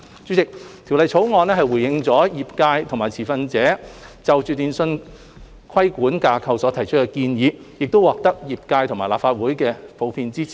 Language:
Cantonese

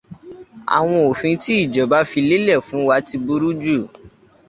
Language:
Yoruba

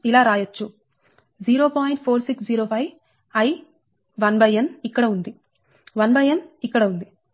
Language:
Telugu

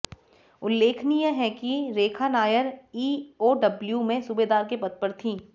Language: Hindi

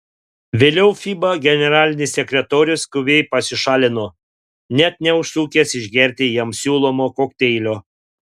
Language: Lithuanian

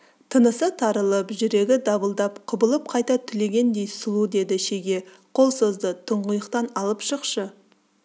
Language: Kazakh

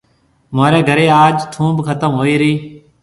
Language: Marwari (Pakistan)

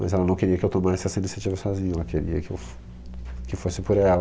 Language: Portuguese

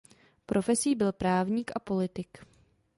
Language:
Czech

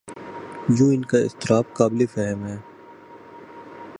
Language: Urdu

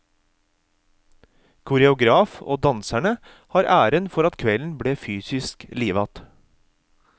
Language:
Norwegian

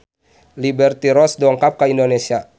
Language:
Sundanese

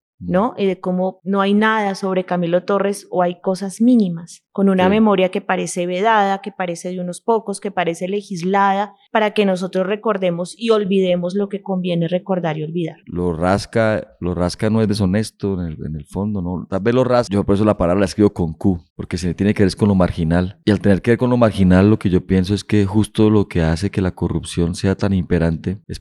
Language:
Spanish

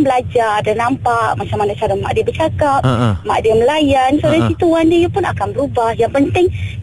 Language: Malay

